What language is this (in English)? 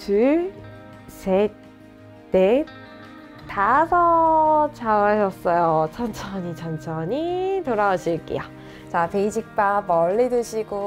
Korean